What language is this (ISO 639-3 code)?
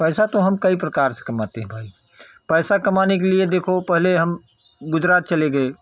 hin